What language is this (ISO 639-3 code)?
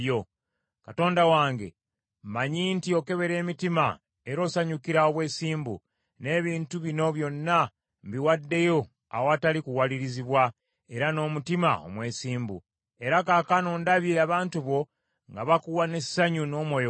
lug